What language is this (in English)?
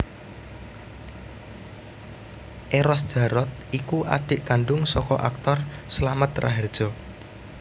Javanese